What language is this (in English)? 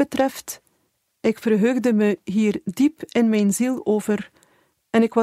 Dutch